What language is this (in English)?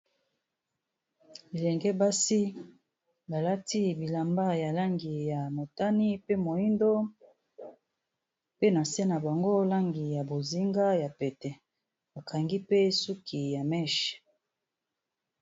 Lingala